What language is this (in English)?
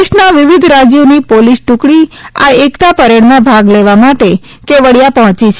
Gujarati